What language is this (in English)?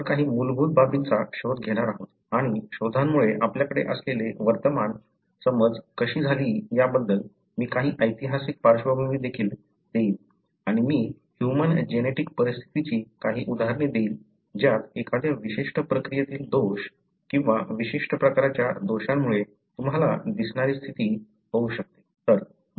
Marathi